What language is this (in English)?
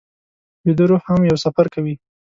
Pashto